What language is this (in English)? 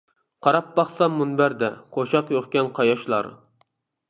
Uyghur